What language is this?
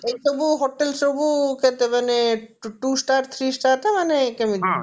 Odia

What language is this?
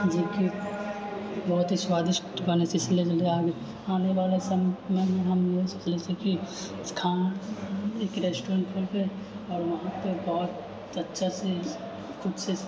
Maithili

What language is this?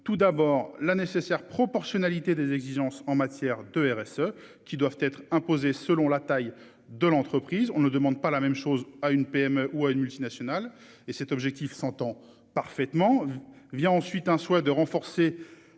French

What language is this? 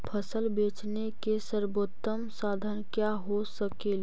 Magahi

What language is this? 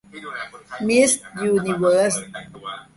Thai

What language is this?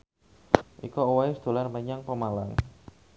Javanese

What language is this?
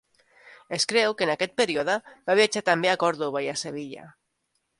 Catalan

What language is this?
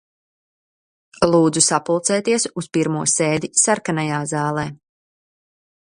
Latvian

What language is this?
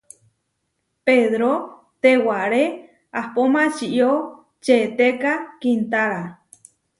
Huarijio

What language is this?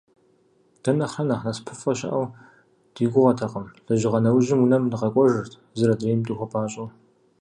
Kabardian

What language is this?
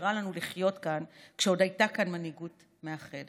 Hebrew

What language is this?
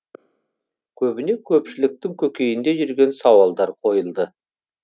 Kazakh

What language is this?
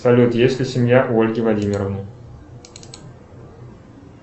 Russian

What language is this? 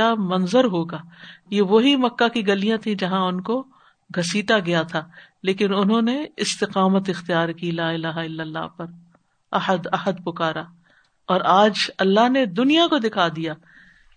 Urdu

